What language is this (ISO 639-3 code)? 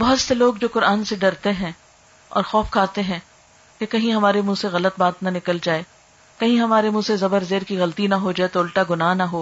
urd